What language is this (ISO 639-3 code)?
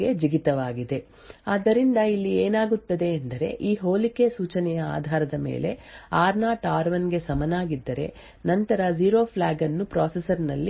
kan